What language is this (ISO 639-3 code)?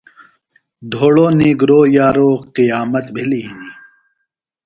phl